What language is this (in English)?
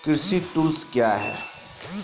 Maithili